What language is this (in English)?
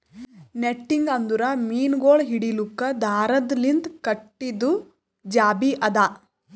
Kannada